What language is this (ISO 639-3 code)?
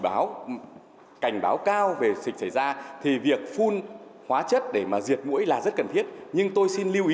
vie